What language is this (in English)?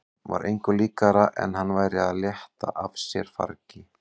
Icelandic